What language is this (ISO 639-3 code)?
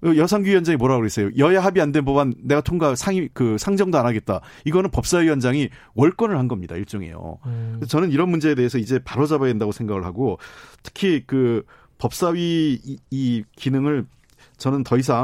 kor